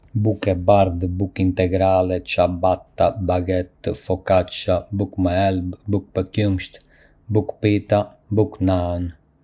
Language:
Arbëreshë Albanian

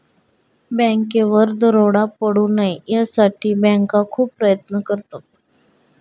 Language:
Marathi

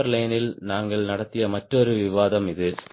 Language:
Tamil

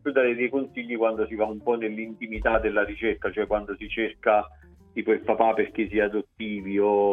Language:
Italian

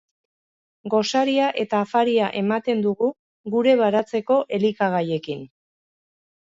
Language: Basque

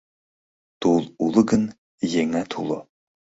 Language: Mari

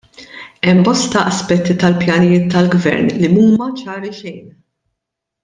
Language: Maltese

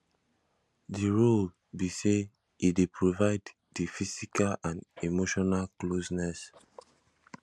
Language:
Nigerian Pidgin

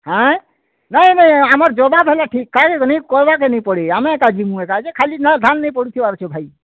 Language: Odia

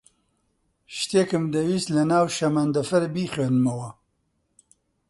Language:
Central Kurdish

